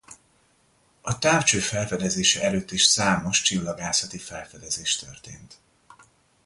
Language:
Hungarian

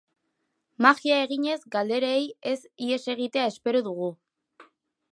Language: Basque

